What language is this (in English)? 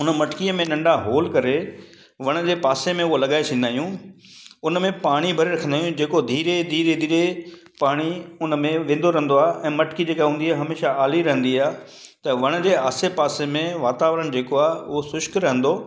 Sindhi